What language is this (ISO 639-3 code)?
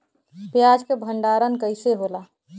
bho